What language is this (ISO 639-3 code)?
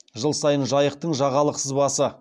kaz